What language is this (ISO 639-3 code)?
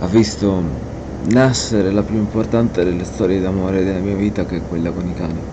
ita